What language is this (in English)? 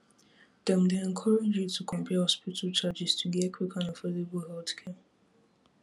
Nigerian Pidgin